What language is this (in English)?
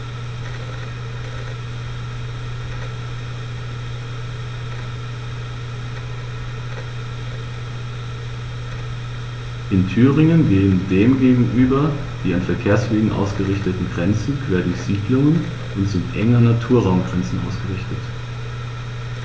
German